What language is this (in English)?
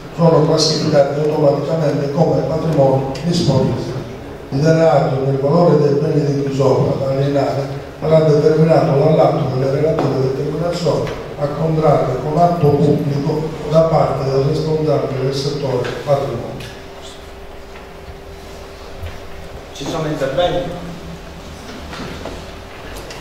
Italian